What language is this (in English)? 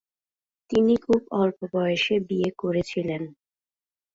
Bangla